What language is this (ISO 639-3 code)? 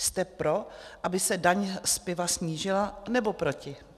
ces